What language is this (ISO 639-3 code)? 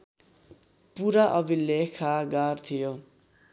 nep